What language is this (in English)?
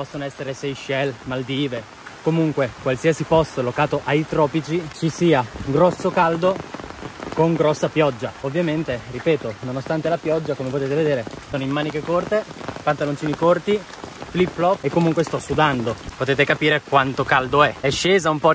Italian